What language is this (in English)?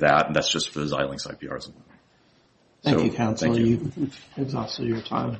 English